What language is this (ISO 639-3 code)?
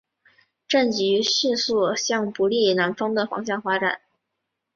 zho